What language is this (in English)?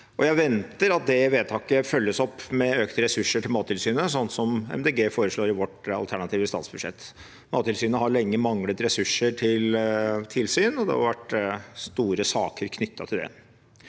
Norwegian